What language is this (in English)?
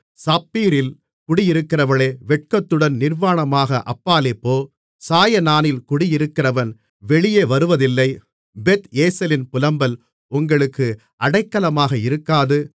Tamil